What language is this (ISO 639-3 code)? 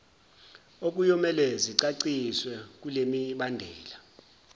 zul